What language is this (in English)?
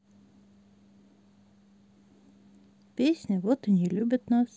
Russian